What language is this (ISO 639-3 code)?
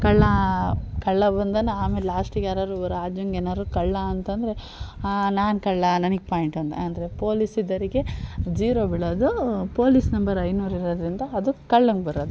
kan